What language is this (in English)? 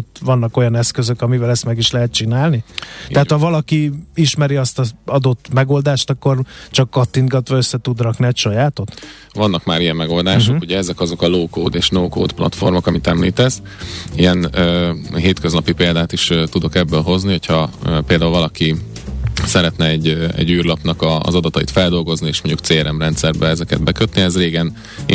Hungarian